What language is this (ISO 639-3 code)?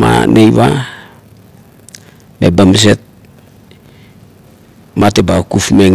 kto